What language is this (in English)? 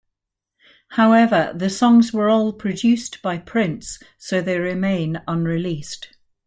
English